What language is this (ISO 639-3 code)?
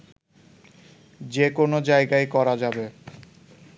ben